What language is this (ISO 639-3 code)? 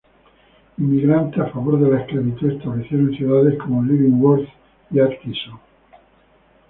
spa